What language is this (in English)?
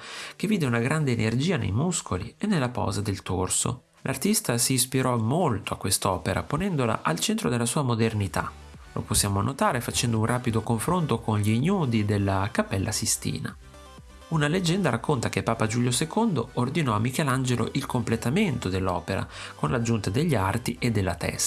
Italian